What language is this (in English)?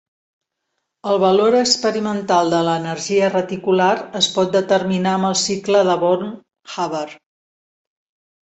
Catalan